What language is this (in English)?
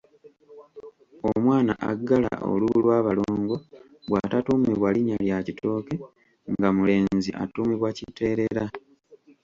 Ganda